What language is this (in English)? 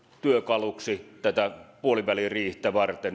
Finnish